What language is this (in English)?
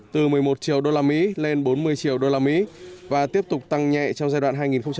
Vietnamese